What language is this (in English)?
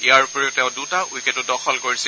Assamese